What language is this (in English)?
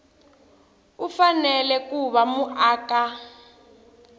Tsonga